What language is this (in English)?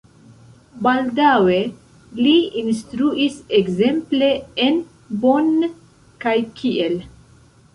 Esperanto